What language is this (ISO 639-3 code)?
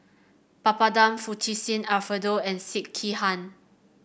eng